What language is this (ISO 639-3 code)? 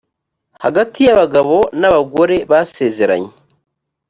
kin